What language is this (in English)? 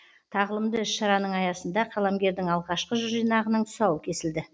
Kazakh